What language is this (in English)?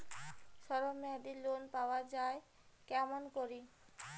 Bangla